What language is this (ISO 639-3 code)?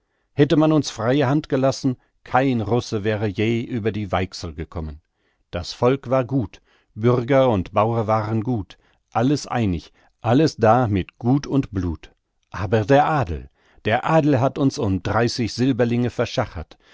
deu